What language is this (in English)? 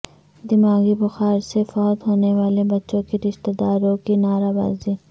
Urdu